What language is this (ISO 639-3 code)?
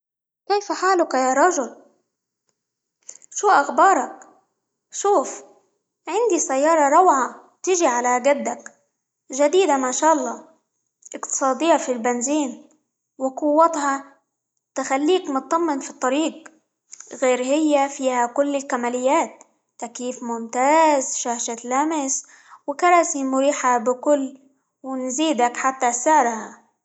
ayl